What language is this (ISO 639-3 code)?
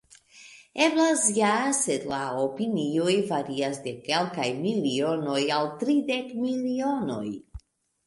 epo